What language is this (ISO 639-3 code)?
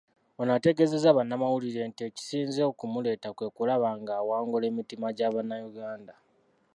lug